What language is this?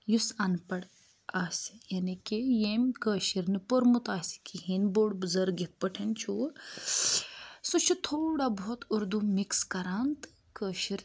Kashmiri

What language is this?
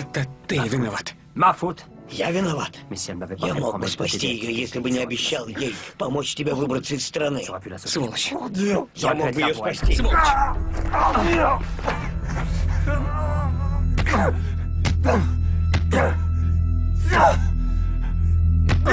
Russian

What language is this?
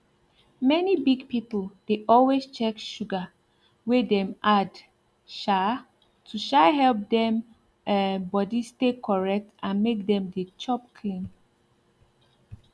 Nigerian Pidgin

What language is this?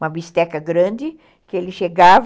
Portuguese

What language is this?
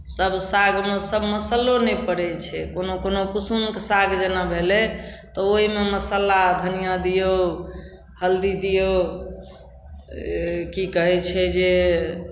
Maithili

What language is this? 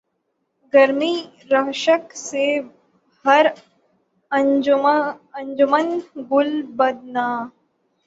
Urdu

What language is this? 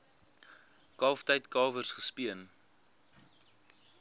Afrikaans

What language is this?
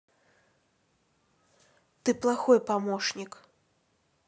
Russian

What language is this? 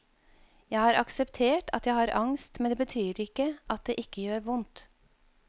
Norwegian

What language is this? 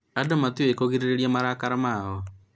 Kikuyu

